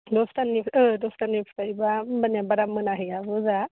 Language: Bodo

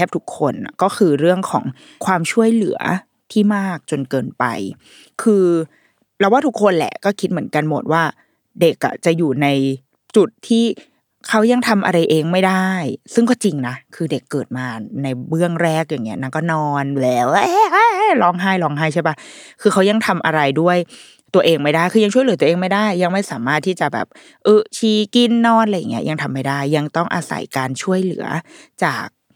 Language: Thai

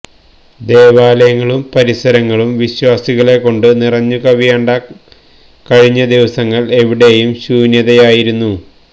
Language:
Malayalam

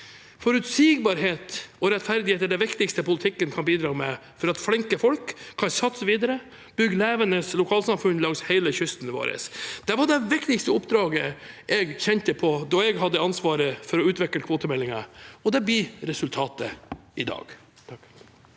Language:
Norwegian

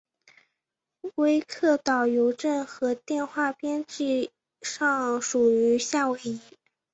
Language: Chinese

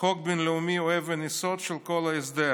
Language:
Hebrew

